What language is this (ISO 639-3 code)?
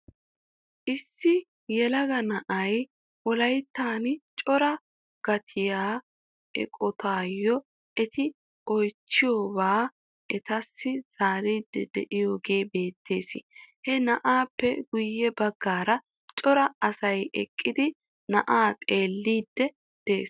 wal